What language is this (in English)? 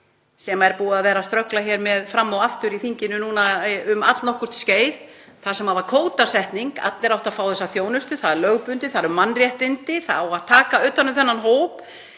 Icelandic